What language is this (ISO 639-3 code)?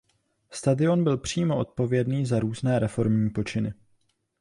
ces